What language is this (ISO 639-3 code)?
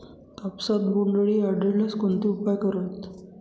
mar